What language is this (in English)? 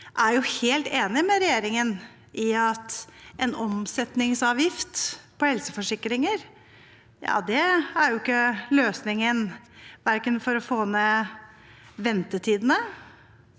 Norwegian